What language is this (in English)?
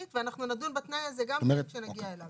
Hebrew